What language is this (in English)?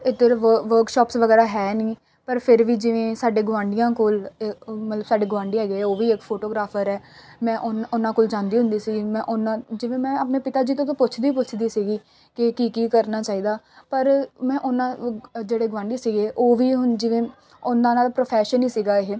Punjabi